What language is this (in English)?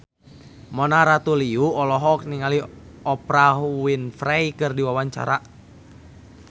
Sundanese